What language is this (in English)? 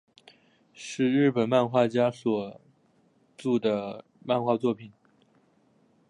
Chinese